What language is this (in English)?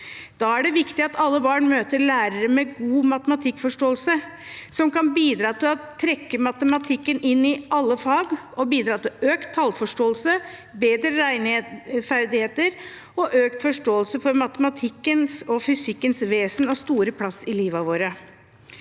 Norwegian